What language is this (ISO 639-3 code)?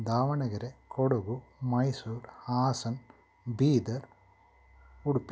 kan